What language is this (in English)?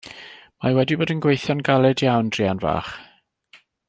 Welsh